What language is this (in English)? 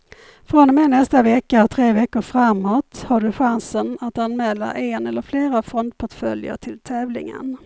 Swedish